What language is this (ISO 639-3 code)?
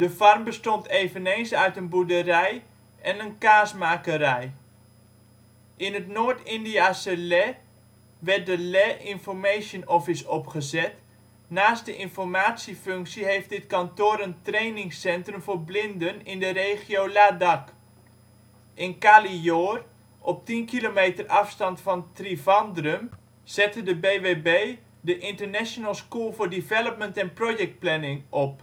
nld